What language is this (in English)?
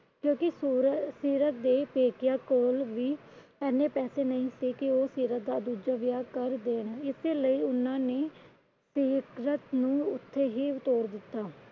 Punjabi